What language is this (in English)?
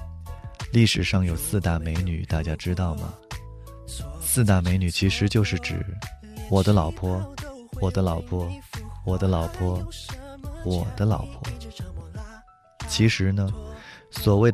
Chinese